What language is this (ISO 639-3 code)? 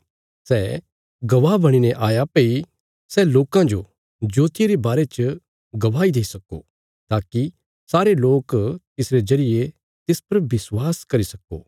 kfs